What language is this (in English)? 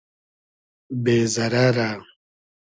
Hazaragi